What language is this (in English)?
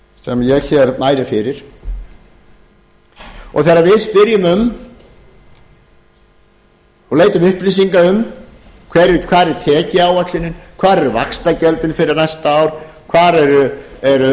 Icelandic